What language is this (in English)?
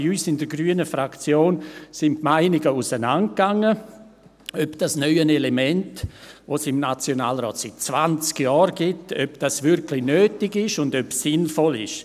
Swiss German